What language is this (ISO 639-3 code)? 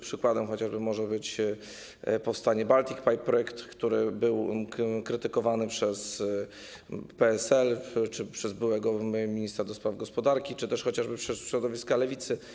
pol